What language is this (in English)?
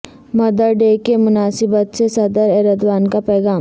Urdu